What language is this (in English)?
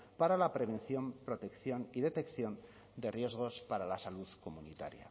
Spanish